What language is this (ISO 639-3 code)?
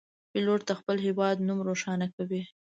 pus